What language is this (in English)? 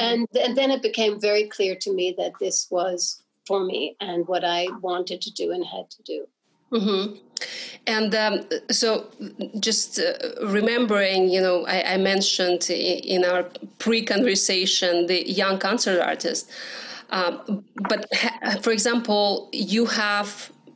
English